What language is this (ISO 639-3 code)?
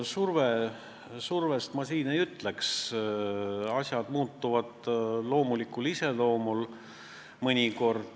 est